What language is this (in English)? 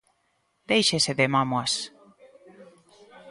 Galician